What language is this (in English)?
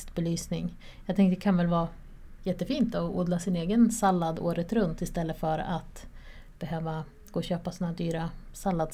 Swedish